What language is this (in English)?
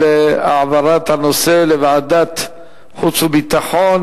Hebrew